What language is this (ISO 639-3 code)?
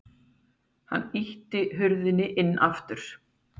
isl